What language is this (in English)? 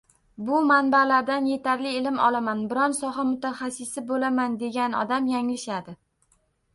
Uzbek